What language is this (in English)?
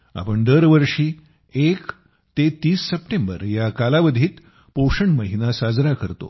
Marathi